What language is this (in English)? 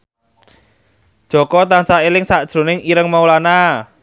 Javanese